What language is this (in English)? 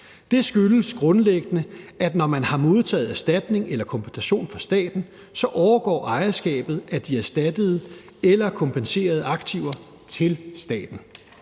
Danish